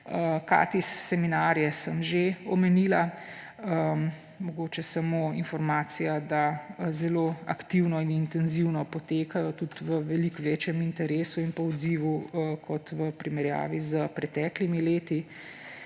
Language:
Slovenian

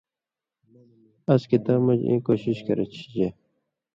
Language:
Indus Kohistani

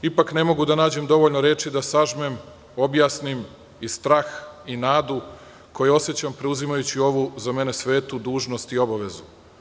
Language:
Serbian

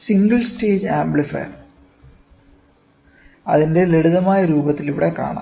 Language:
Malayalam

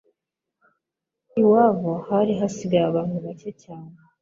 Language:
Kinyarwanda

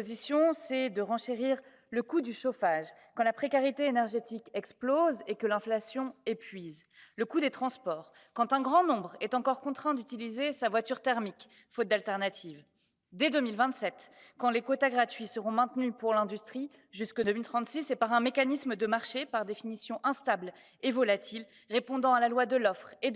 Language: French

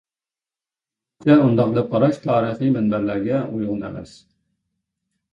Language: Uyghur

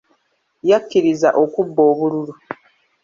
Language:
Ganda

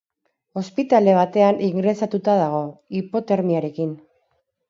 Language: Basque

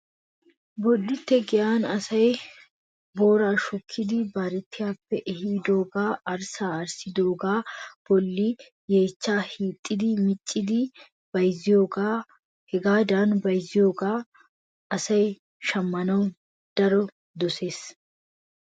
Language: Wolaytta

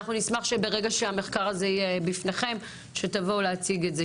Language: Hebrew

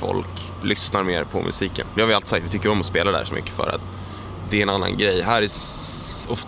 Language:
Swedish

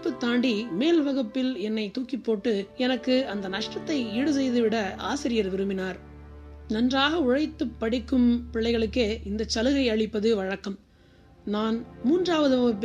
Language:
Tamil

